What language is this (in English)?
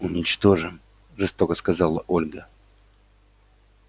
Russian